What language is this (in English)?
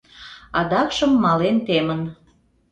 Mari